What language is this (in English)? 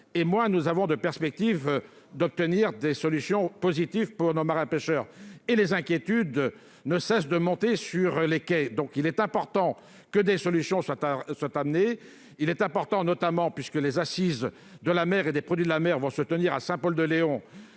French